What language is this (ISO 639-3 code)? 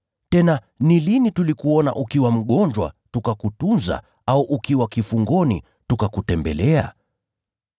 swa